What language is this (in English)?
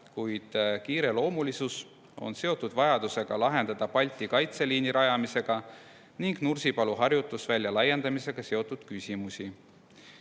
Estonian